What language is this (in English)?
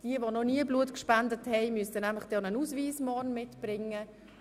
Swiss German